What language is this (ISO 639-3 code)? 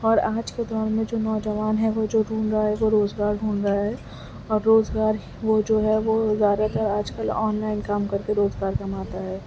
urd